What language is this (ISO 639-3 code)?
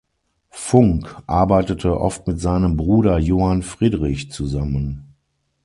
deu